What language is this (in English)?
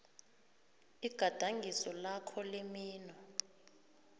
South Ndebele